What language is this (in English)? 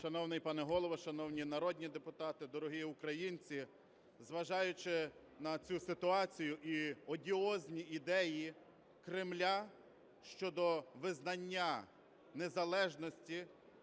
Ukrainian